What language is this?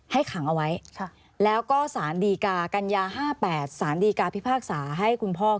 Thai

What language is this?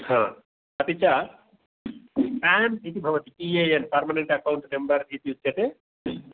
Sanskrit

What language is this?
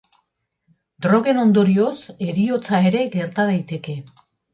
Basque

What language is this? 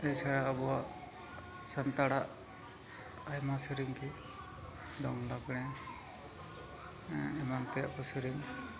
Santali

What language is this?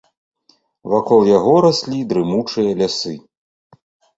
Belarusian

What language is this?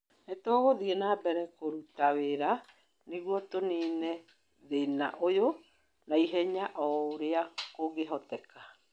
Kikuyu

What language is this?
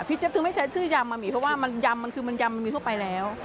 Thai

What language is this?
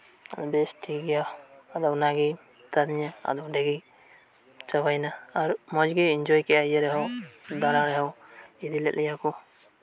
Santali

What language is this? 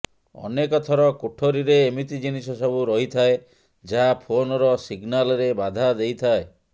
Odia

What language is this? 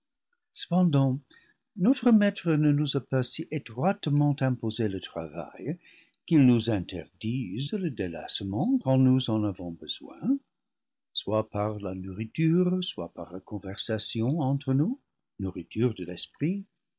French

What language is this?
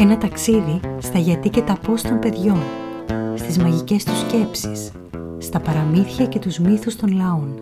Greek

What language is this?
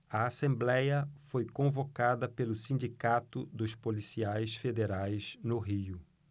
Portuguese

